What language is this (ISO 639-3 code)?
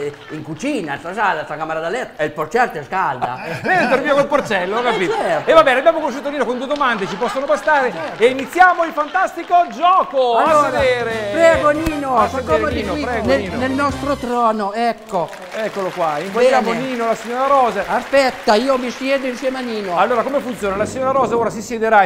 ita